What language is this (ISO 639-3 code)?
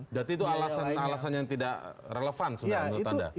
ind